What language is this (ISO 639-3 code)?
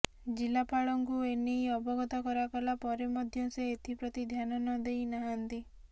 ori